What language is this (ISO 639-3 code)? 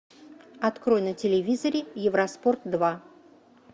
rus